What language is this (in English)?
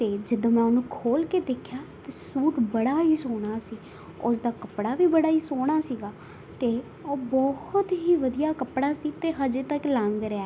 Punjabi